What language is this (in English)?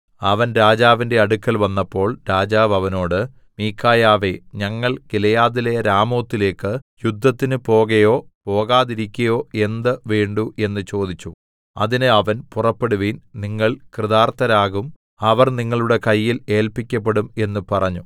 Malayalam